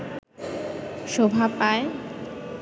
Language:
Bangla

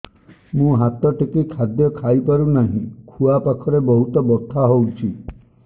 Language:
Odia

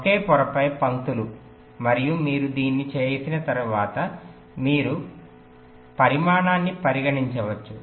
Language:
Telugu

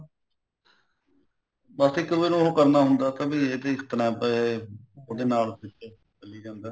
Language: Punjabi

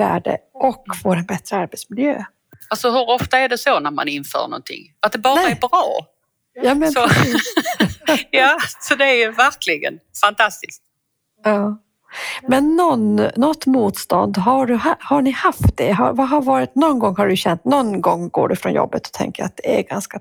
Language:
Swedish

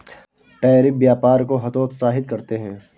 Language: Hindi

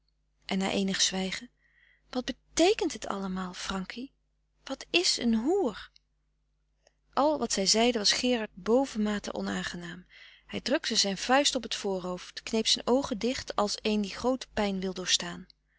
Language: Dutch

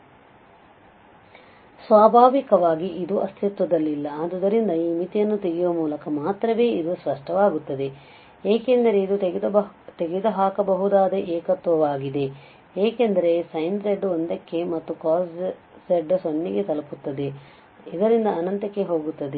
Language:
Kannada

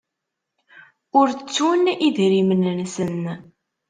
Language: Kabyle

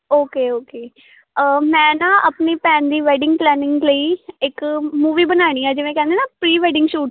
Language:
Punjabi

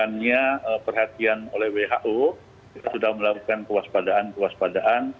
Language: Indonesian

